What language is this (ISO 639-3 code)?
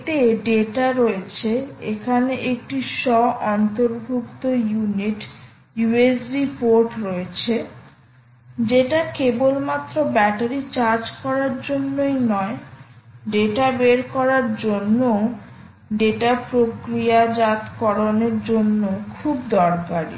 ben